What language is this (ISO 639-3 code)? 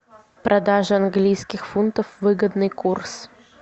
rus